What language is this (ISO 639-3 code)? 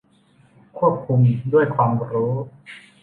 tha